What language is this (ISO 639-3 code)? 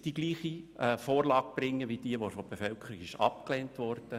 gsw